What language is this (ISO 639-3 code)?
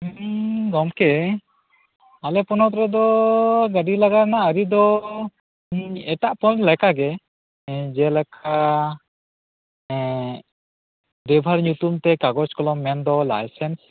sat